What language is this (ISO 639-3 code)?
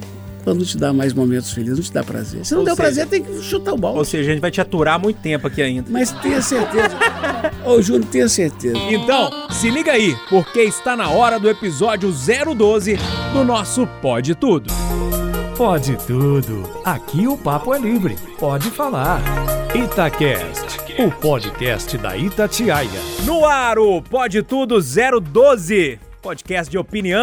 por